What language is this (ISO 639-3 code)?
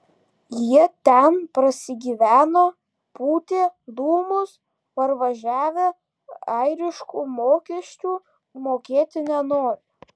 lit